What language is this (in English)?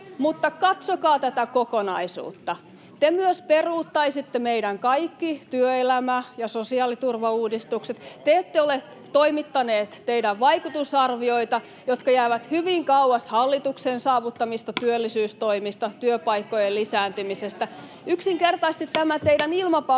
Finnish